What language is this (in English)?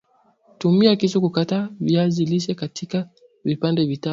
Swahili